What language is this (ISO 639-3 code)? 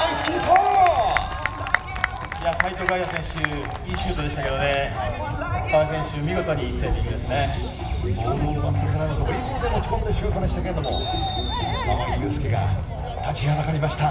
jpn